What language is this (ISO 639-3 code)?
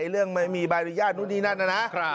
tha